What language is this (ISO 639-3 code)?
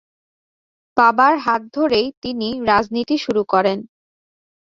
ben